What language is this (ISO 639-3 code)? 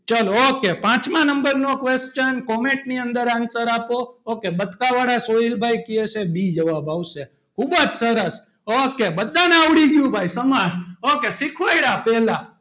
guj